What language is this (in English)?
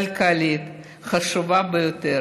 Hebrew